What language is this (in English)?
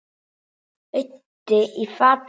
Icelandic